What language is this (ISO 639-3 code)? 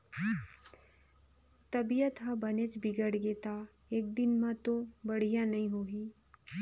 hne